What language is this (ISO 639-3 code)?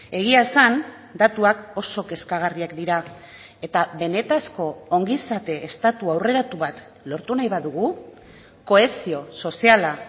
eus